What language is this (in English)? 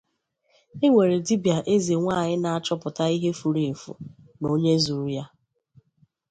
Igbo